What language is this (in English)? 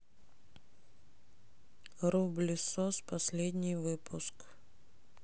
Russian